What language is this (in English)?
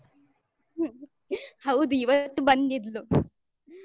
Kannada